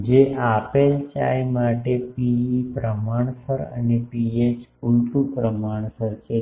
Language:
Gujarati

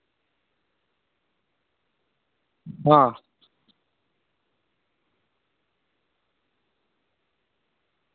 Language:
Maithili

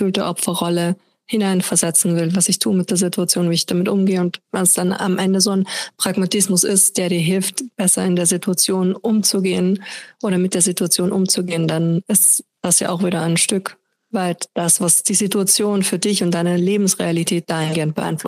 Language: German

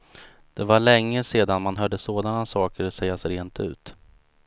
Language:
Swedish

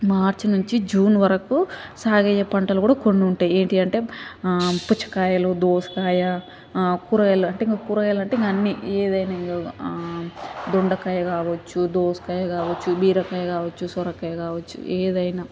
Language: Telugu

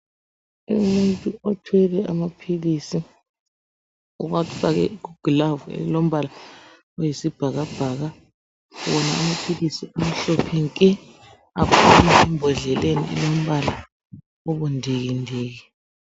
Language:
North Ndebele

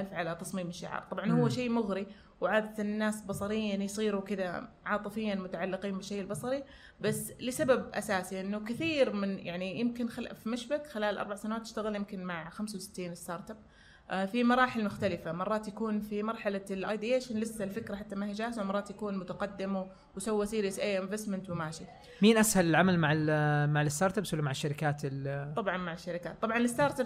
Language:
Arabic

